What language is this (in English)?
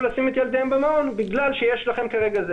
Hebrew